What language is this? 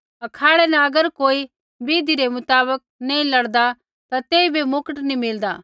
Kullu Pahari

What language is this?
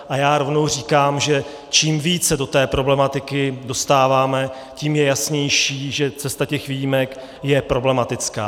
Czech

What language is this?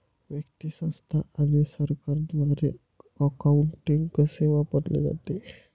Marathi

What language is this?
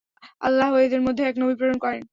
Bangla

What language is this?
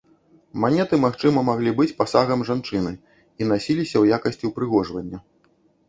Belarusian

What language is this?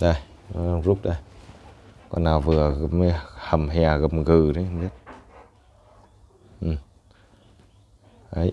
Vietnamese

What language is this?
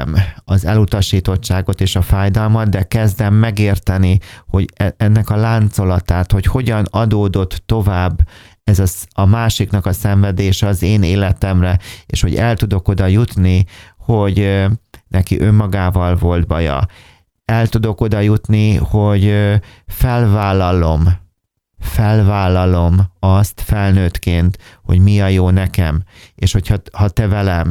Hungarian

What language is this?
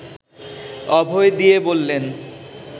Bangla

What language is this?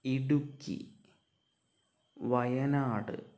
Malayalam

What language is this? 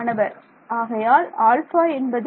Tamil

